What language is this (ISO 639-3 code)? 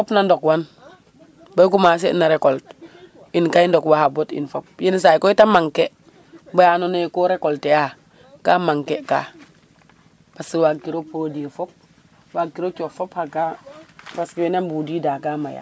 srr